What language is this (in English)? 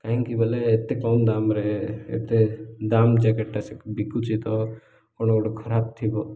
Odia